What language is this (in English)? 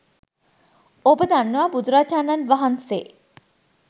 Sinhala